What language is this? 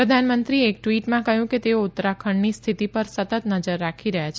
Gujarati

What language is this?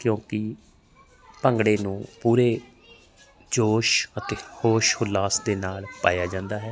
Punjabi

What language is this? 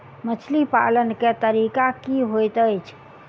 Maithili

